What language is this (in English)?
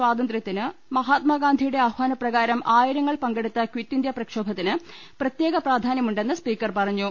Malayalam